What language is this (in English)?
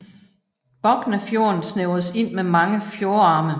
Danish